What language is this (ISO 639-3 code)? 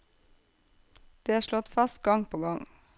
nor